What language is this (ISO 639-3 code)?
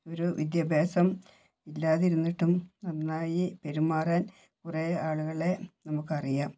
mal